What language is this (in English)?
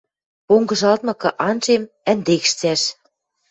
Western Mari